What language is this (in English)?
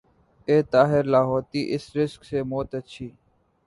Urdu